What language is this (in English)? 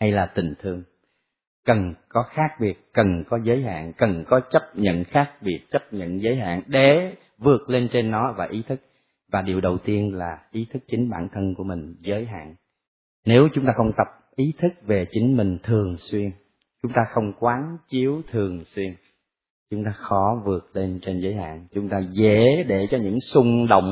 Vietnamese